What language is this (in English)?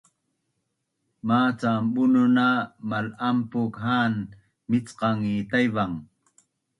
Bunun